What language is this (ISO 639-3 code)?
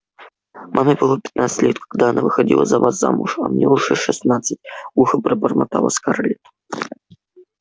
rus